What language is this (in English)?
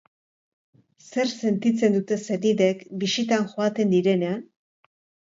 Basque